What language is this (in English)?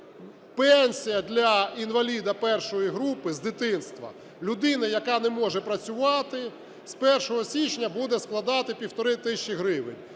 Ukrainian